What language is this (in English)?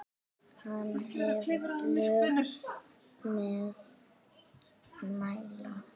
Icelandic